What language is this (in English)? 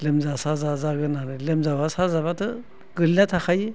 Bodo